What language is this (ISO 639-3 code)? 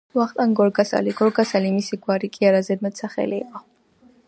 kat